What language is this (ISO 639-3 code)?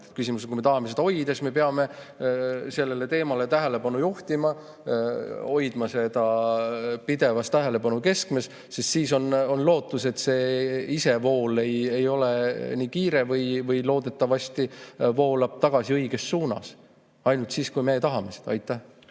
est